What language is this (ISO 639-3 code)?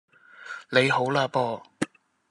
yue